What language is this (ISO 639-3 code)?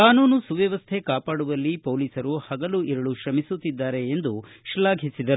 kan